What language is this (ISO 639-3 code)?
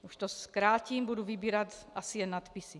ces